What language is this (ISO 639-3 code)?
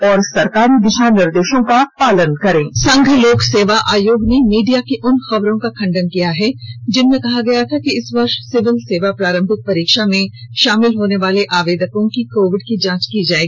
hin